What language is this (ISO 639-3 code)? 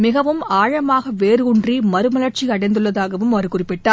tam